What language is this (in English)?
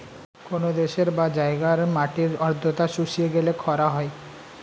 Bangla